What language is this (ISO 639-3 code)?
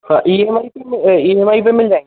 hin